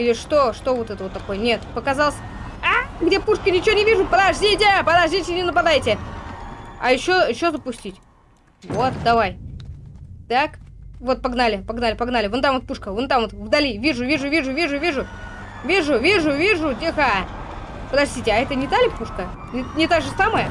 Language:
Russian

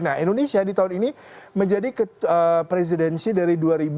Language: Indonesian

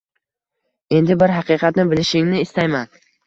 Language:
Uzbek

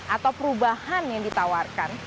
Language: Indonesian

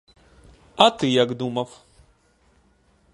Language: Ukrainian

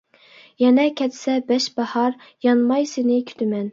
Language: Uyghur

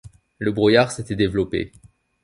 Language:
French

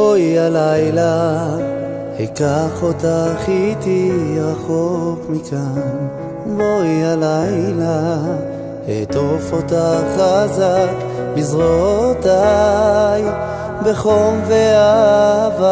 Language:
Hebrew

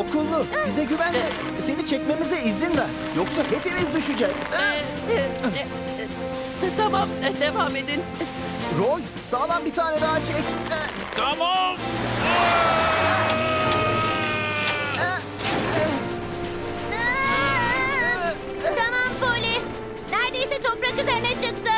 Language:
Turkish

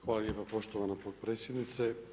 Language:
Croatian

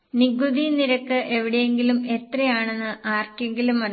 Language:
Malayalam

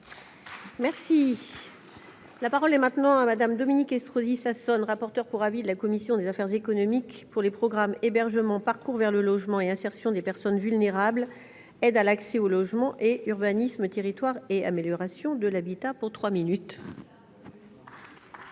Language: French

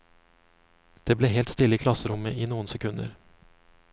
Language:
Norwegian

